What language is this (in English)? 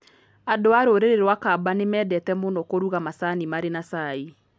Kikuyu